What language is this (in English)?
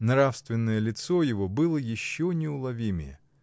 Russian